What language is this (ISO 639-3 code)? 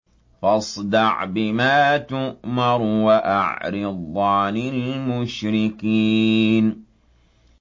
ara